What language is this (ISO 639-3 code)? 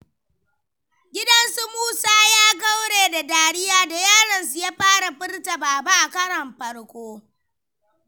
hau